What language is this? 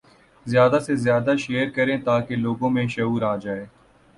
Urdu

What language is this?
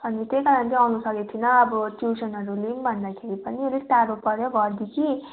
Nepali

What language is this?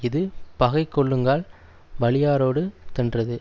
Tamil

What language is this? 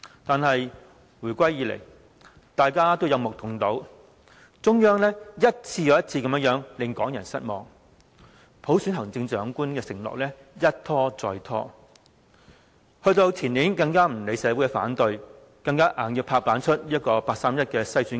Cantonese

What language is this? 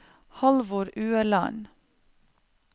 Norwegian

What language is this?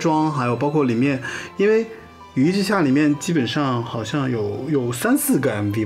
Chinese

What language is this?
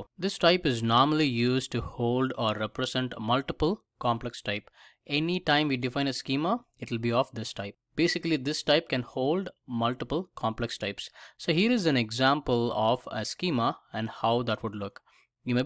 English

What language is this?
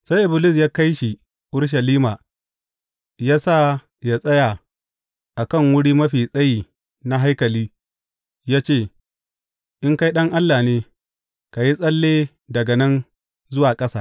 Hausa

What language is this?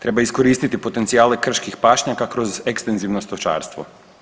Croatian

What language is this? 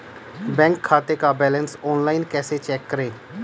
Hindi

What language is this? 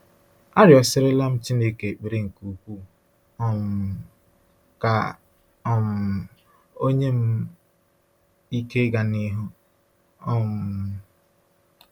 Igbo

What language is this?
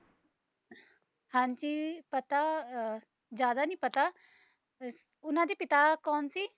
Punjabi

